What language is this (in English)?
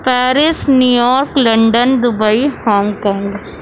Urdu